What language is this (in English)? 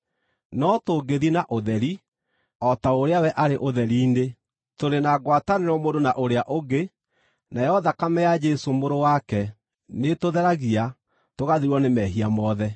Kikuyu